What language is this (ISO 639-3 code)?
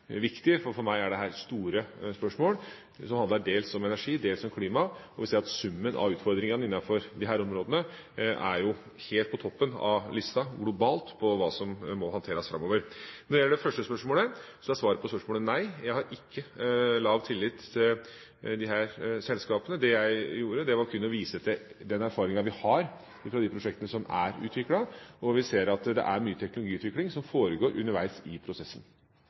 nob